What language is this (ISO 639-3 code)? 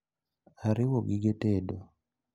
luo